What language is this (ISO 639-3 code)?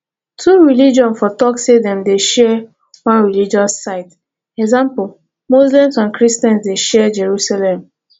pcm